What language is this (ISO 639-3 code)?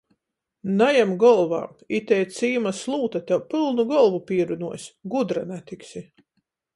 ltg